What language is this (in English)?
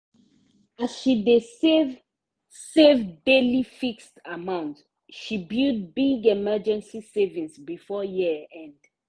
Nigerian Pidgin